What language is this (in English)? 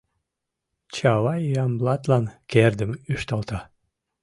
Mari